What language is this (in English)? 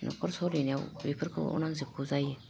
Bodo